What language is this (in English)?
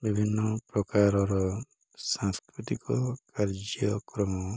Odia